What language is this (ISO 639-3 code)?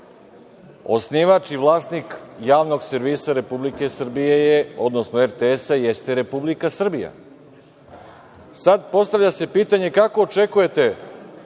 srp